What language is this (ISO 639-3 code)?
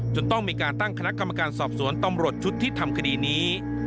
tha